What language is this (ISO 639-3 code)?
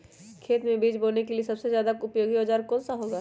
mag